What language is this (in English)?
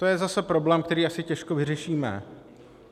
Czech